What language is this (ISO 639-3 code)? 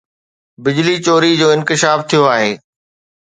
snd